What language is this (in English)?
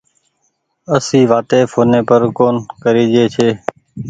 Goaria